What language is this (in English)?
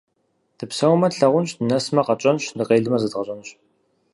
Kabardian